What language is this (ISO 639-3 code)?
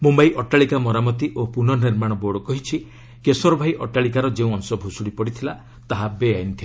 ori